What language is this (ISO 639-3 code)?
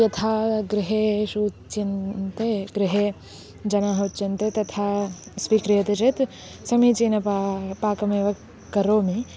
san